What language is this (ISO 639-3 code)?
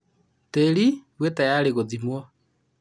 kik